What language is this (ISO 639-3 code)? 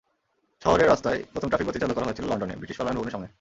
ben